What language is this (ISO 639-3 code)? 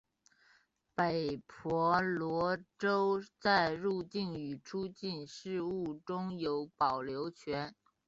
zho